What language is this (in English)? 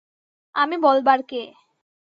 Bangla